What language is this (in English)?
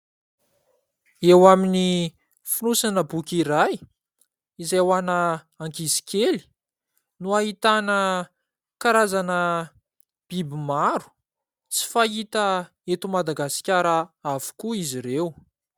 Malagasy